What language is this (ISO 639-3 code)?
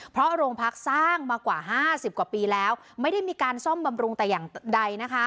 tha